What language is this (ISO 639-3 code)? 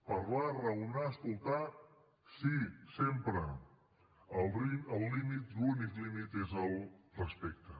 cat